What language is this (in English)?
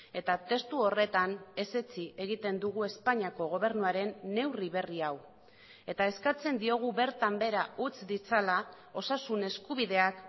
Basque